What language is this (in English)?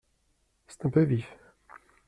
French